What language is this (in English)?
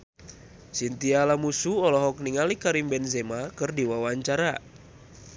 Sundanese